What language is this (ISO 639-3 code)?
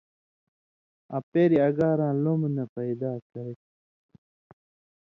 mvy